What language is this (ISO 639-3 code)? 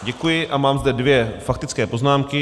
ces